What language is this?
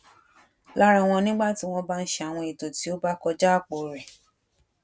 Yoruba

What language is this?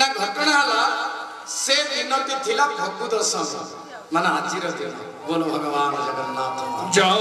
Hindi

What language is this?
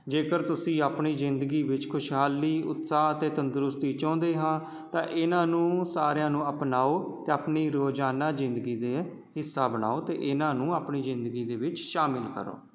Punjabi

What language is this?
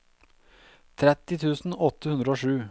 Norwegian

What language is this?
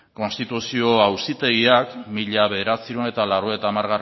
Basque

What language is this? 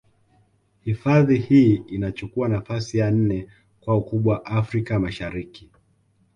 Swahili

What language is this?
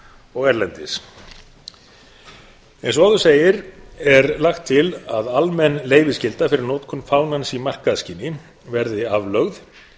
Icelandic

